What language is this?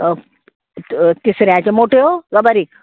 Konkani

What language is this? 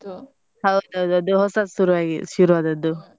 Kannada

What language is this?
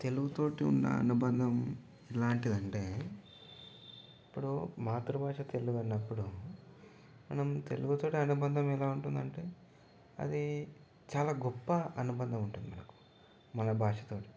Telugu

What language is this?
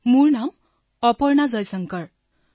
Assamese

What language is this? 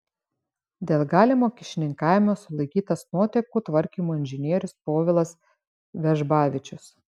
Lithuanian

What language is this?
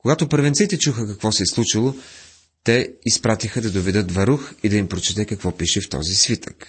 Bulgarian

